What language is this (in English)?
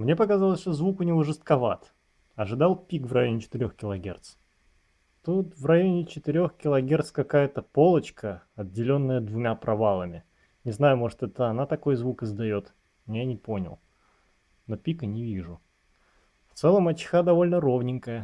Russian